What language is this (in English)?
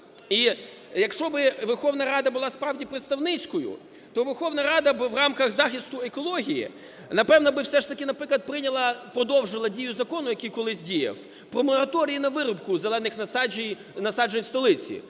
Ukrainian